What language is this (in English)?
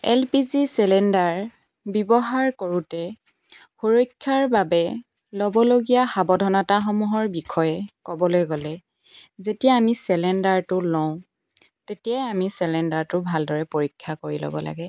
Assamese